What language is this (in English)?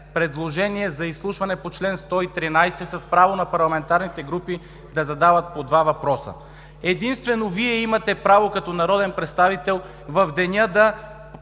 Bulgarian